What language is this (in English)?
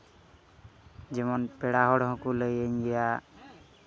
Santali